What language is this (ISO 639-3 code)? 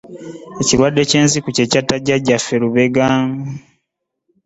lug